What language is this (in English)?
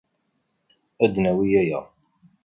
Kabyle